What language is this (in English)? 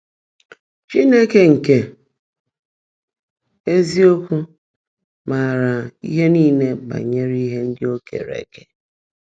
Igbo